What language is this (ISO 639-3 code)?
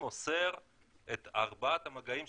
heb